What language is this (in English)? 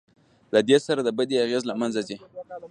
Pashto